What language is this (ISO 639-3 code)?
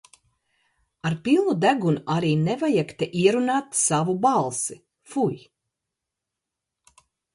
lav